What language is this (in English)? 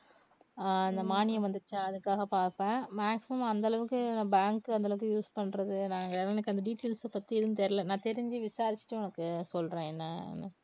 Tamil